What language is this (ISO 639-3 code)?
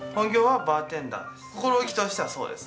jpn